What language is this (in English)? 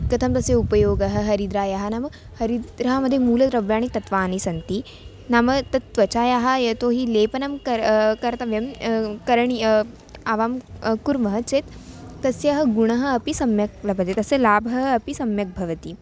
Sanskrit